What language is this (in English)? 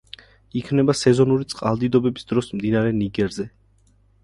Georgian